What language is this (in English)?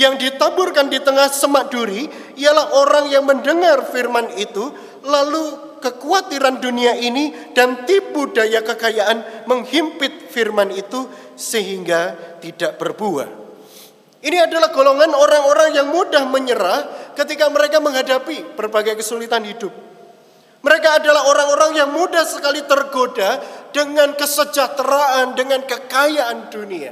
Indonesian